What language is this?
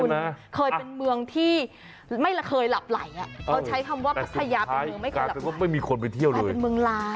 Thai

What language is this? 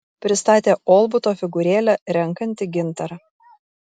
Lithuanian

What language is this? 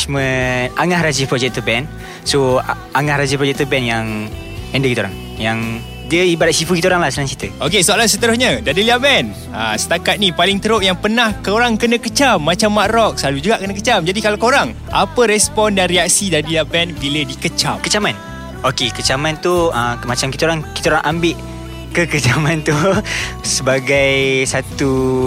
Malay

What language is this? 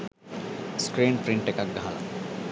Sinhala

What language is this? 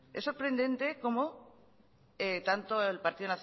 Spanish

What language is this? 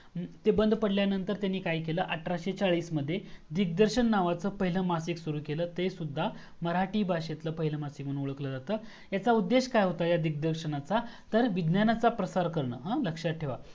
Marathi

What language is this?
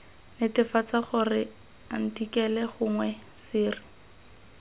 Tswana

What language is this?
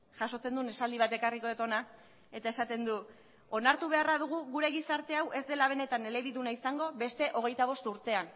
Basque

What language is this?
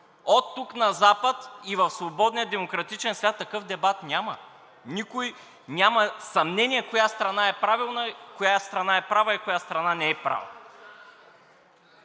Bulgarian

